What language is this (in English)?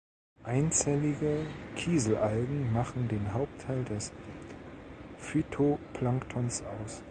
German